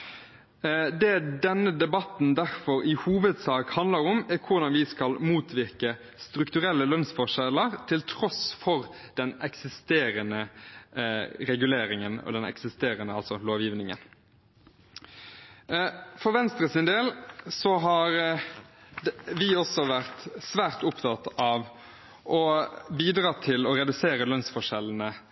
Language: Norwegian Bokmål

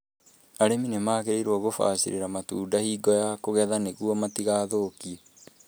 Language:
Kikuyu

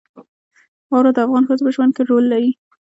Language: Pashto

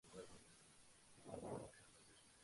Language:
Spanish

